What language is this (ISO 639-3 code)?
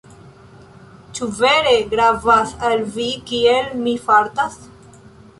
epo